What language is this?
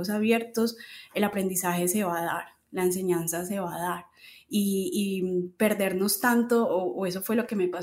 Spanish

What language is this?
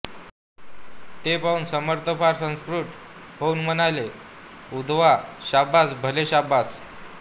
Marathi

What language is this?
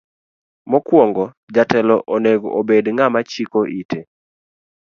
Luo (Kenya and Tanzania)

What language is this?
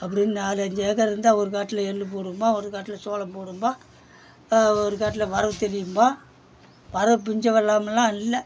Tamil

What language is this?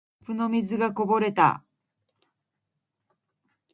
Japanese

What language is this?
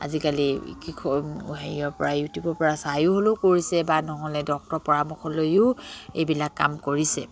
Assamese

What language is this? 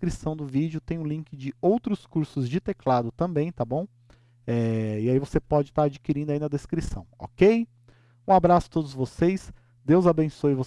Portuguese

